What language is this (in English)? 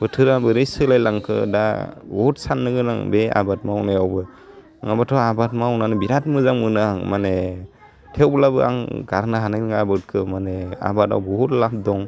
Bodo